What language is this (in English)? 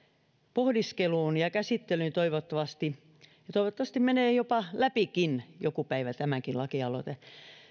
Finnish